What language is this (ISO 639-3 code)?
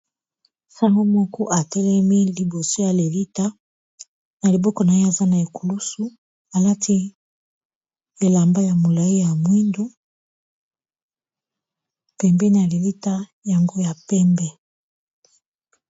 lin